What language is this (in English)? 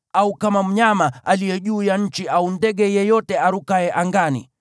Swahili